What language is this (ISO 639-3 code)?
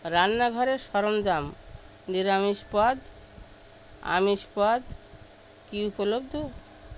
ben